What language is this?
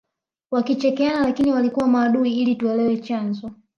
Swahili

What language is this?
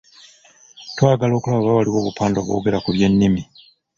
Ganda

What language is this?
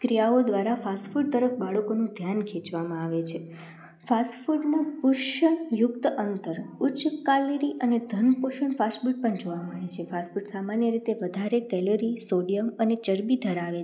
Gujarati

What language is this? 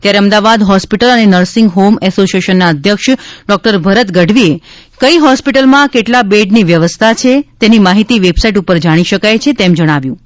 Gujarati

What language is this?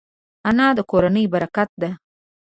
Pashto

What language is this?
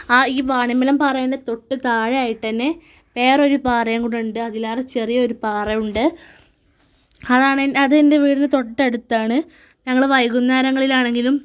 Malayalam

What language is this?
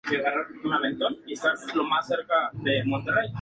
Spanish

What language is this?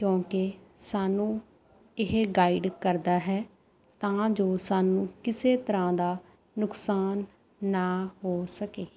Punjabi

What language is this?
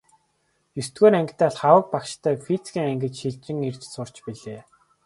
Mongolian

